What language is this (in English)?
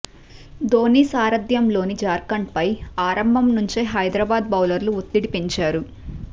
Telugu